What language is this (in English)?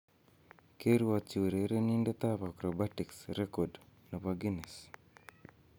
Kalenjin